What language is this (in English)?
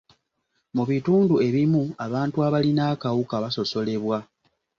Ganda